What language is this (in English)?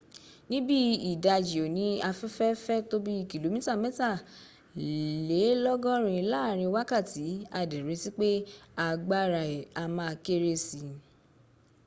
Yoruba